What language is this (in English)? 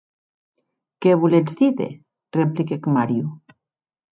Occitan